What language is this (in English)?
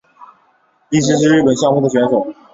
Chinese